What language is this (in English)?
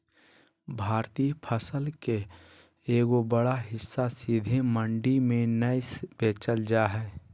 Magahi